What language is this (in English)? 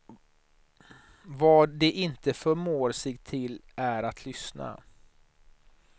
Swedish